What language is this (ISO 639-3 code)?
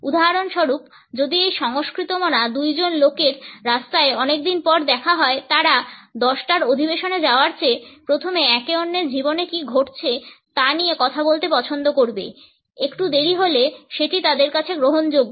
ben